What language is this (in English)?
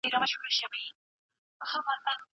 Pashto